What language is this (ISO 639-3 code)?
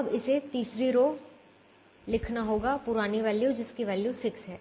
hin